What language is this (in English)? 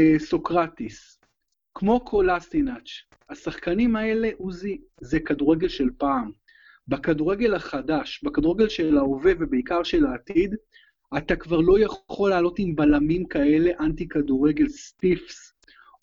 Hebrew